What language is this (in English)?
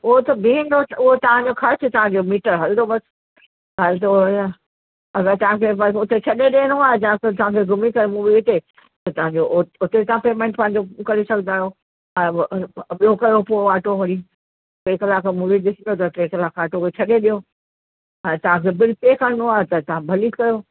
Sindhi